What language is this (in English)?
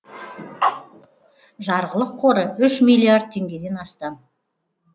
Kazakh